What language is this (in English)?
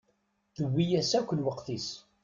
Kabyle